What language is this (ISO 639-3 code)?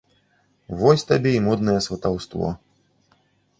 bel